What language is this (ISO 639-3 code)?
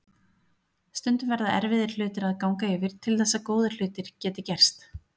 isl